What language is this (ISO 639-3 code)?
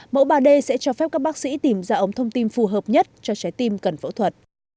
vie